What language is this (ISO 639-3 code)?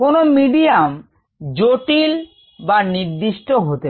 ben